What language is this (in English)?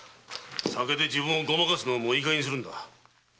Japanese